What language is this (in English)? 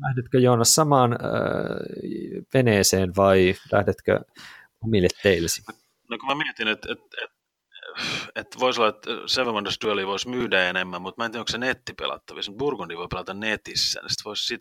Finnish